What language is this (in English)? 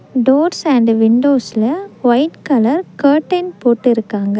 Tamil